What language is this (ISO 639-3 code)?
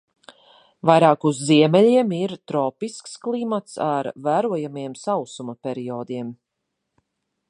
lav